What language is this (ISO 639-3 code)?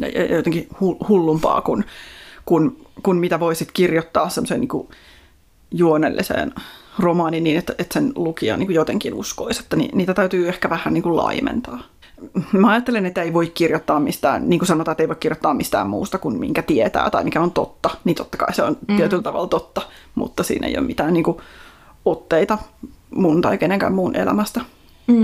fin